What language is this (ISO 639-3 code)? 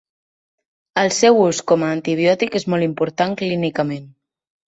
cat